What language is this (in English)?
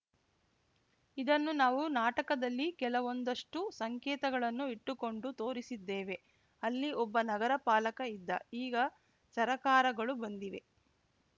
Kannada